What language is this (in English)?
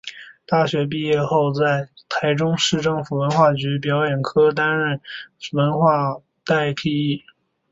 Chinese